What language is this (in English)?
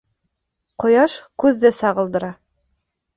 Bashkir